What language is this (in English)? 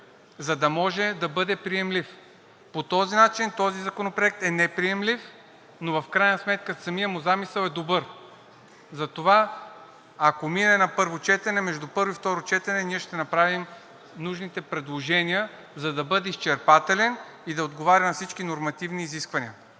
Bulgarian